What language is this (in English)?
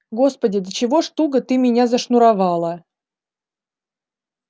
Russian